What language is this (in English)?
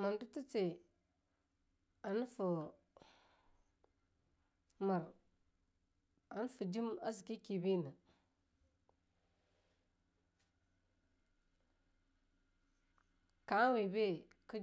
Longuda